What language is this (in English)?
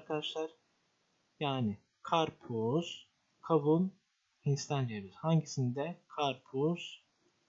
Turkish